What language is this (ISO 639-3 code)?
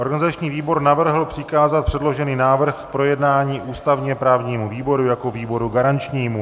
ces